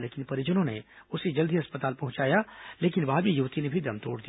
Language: Hindi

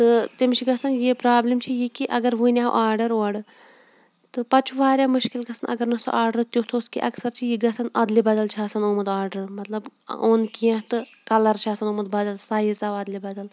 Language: Kashmiri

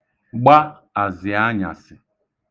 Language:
Igbo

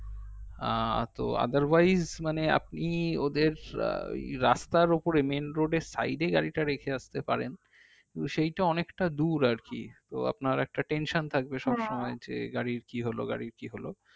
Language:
Bangla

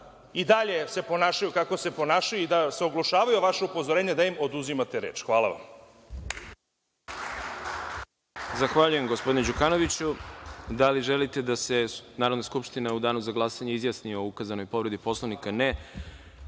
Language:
Serbian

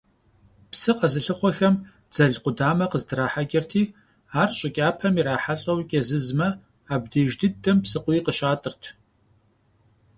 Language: Kabardian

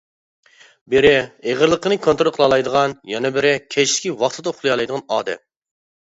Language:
Uyghur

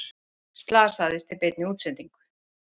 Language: Icelandic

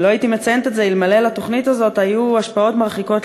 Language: Hebrew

